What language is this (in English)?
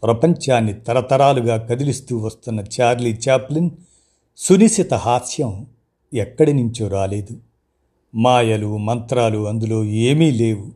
Telugu